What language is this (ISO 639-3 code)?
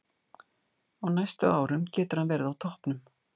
isl